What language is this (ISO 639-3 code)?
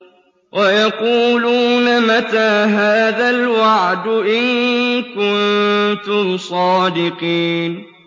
ara